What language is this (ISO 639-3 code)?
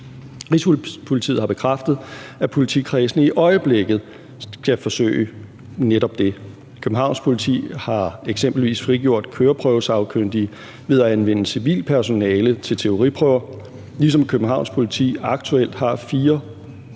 dan